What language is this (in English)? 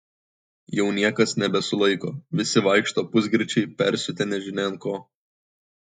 Lithuanian